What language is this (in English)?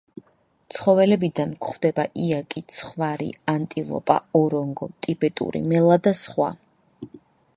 Georgian